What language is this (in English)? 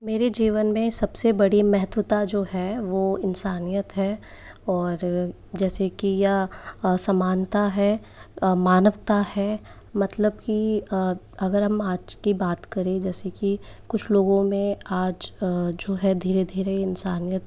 Hindi